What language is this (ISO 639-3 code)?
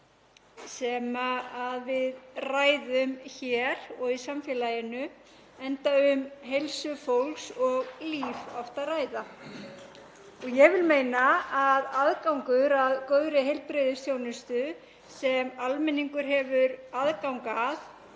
isl